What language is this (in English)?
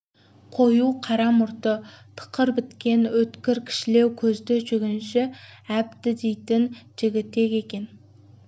Kazakh